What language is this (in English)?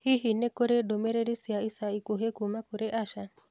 Kikuyu